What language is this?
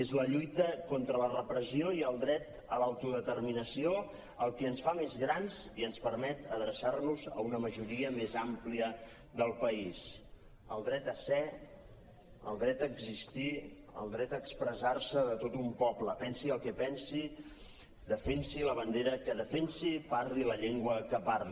Catalan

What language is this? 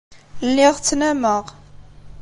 Kabyle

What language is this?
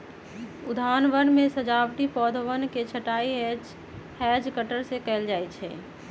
Magahi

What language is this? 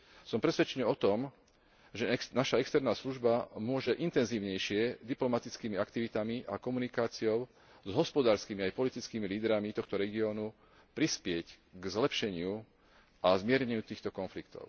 Slovak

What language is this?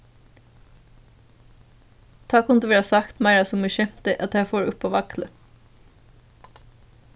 Faroese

